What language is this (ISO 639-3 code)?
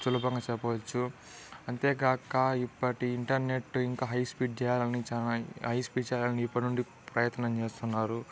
tel